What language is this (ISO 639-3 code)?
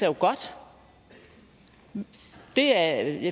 dan